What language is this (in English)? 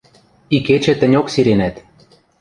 Western Mari